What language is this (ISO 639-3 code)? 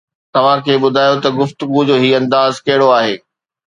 snd